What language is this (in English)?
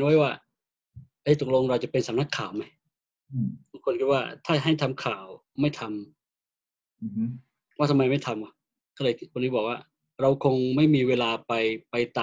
Thai